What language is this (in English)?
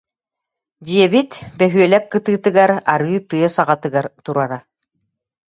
Yakut